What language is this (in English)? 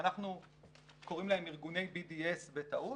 Hebrew